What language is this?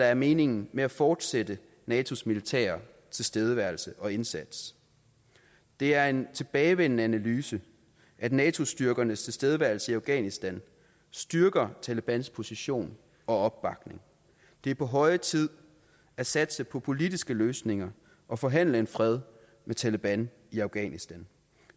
Danish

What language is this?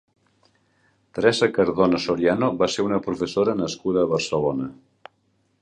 Catalan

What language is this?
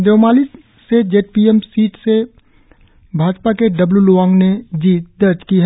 Hindi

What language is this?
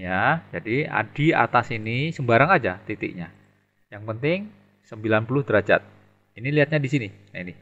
Indonesian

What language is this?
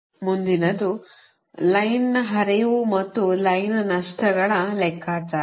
Kannada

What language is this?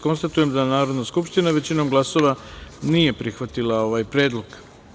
Serbian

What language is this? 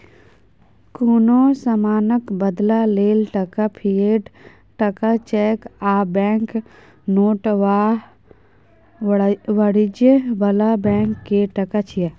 Maithili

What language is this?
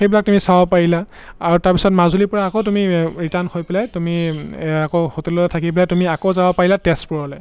Assamese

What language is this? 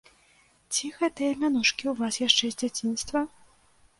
Belarusian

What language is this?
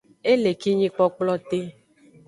Aja (Benin)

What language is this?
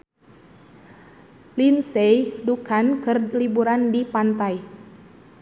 Sundanese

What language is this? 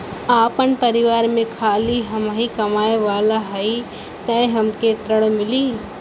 Bhojpuri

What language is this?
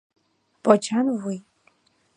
Mari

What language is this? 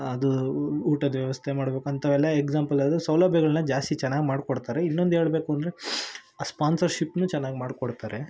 Kannada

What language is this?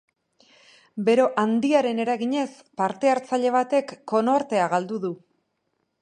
Basque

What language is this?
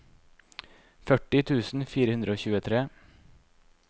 Norwegian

